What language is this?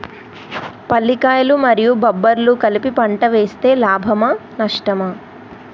Telugu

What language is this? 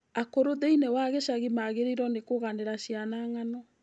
Kikuyu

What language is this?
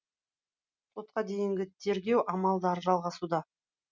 Kazakh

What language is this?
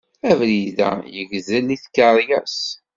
Kabyle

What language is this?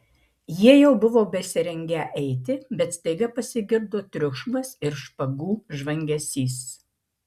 Lithuanian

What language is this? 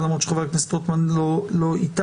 Hebrew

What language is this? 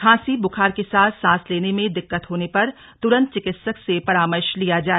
Hindi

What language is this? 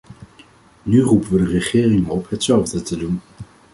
Dutch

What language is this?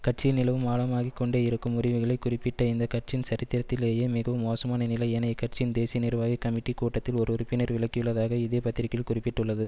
Tamil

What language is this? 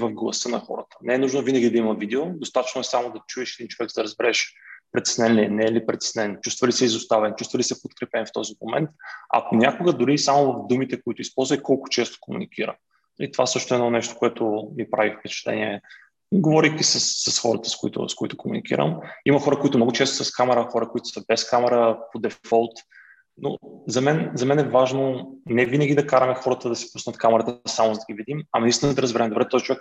Bulgarian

